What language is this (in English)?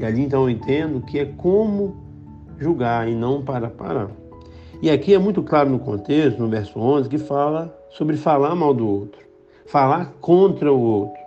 Portuguese